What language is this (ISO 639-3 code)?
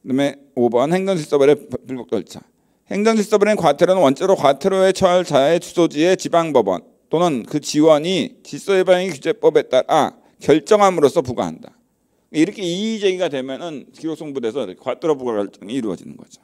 kor